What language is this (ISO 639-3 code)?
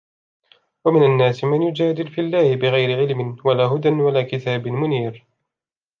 ara